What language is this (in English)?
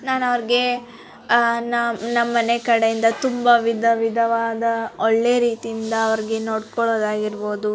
Kannada